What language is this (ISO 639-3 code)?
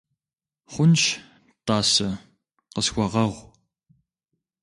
kbd